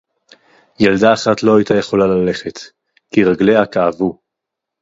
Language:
Hebrew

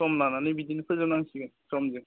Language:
Bodo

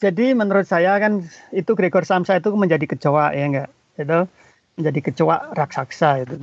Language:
Indonesian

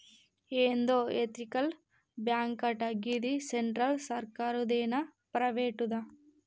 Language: Telugu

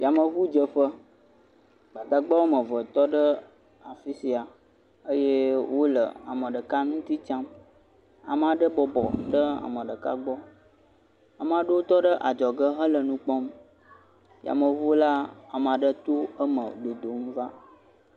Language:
Ewe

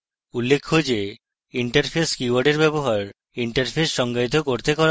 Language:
Bangla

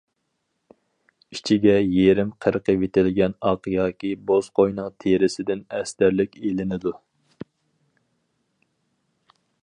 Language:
Uyghur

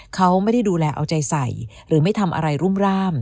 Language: Thai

